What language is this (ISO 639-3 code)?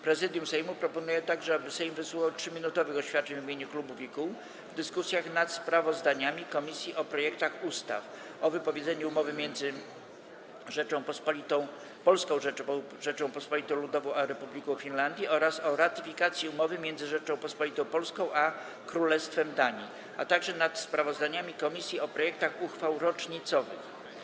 pol